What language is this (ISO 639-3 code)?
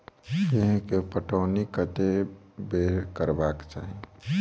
mai